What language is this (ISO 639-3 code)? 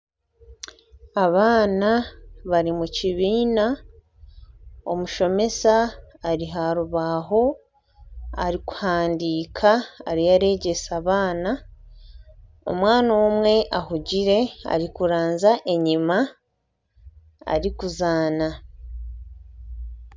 nyn